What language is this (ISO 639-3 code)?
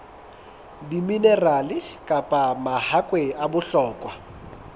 sot